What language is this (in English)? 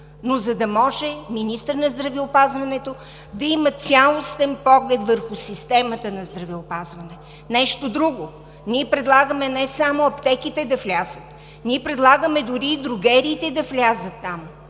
Bulgarian